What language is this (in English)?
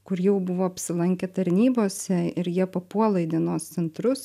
Lithuanian